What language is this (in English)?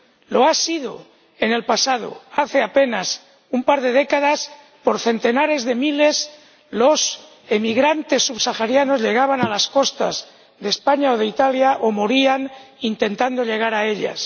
Spanish